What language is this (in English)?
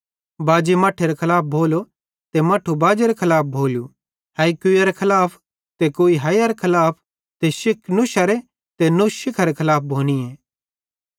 Bhadrawahi